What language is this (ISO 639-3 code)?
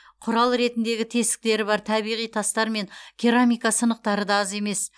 kaz